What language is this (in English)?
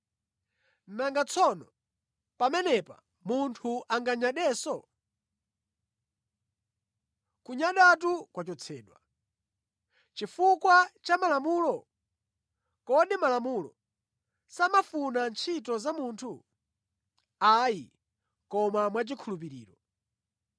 Nyanja